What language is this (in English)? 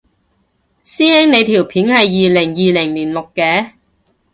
Cantonese